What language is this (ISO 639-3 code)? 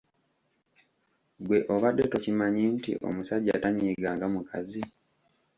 lug